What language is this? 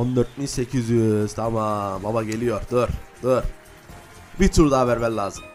Turkish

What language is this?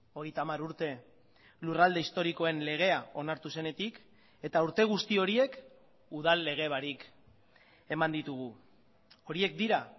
Basque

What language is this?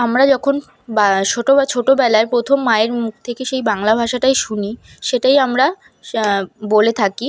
Bangla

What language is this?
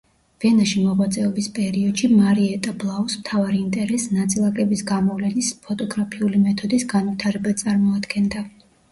Georgian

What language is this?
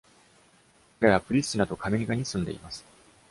Japanese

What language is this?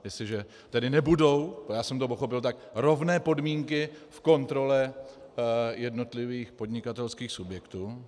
Czech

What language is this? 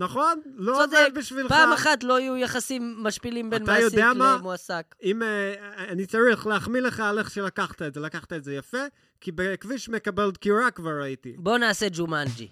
Hebrew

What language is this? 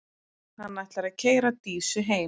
Icelandic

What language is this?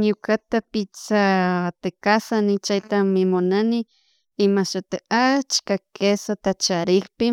Chimborazo Highland Quichua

